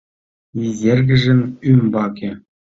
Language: Mari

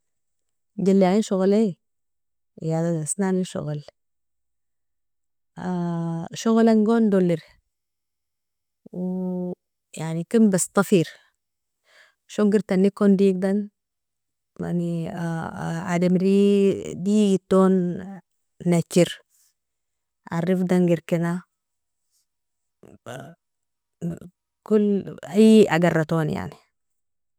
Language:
Nobiin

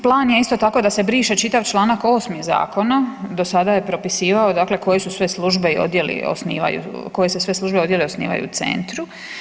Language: Croatian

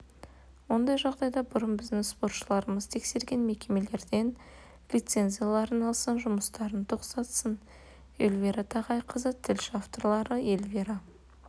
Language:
Kazakh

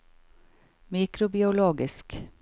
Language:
Norwegian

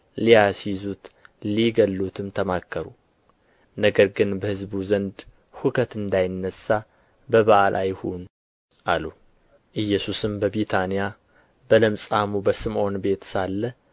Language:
Amharic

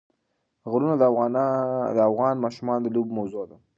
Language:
Pashto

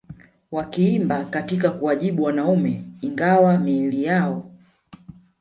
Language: Swahili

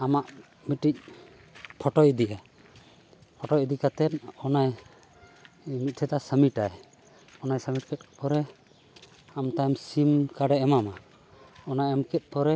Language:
Santali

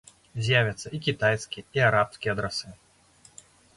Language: Belarusian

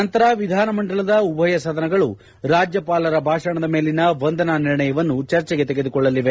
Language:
Kannada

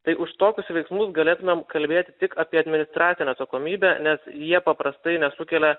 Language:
Lithuanian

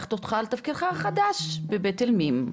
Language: Hebrew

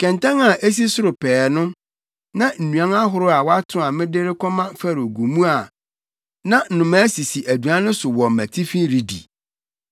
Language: Akan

